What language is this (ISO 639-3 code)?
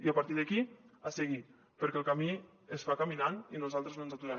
cat